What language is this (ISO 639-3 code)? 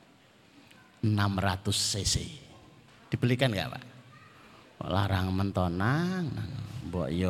ind